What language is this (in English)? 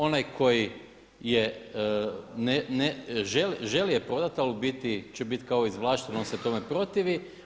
Croatian